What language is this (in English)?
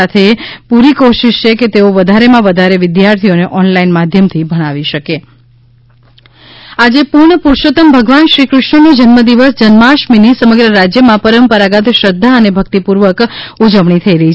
Gujarati